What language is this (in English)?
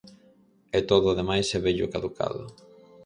Galician